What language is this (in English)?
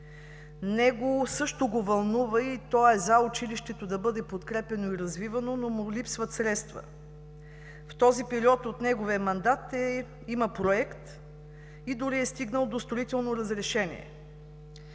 Bulgarian